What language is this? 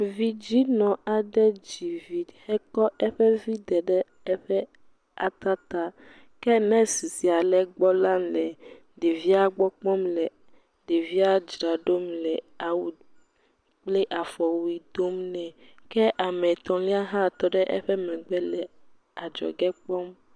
Ewe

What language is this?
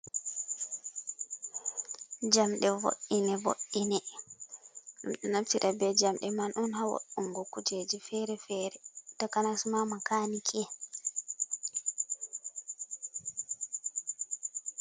Fula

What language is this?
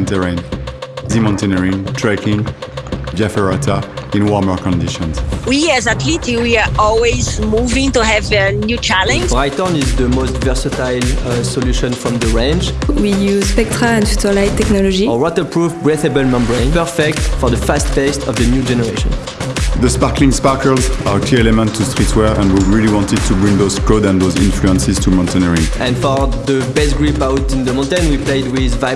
English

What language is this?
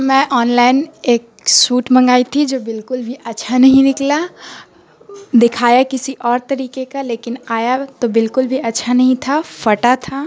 Urdu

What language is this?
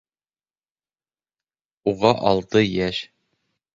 Bashkir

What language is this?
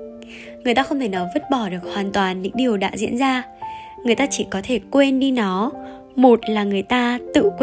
Vietnamese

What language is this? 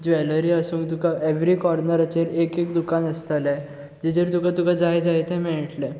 Konkani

